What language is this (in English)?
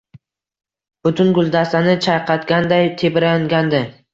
Uzbek